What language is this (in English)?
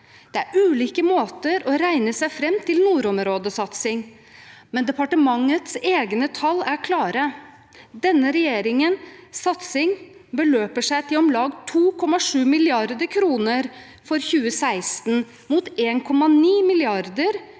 Norwegian